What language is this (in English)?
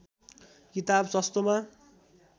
Nepali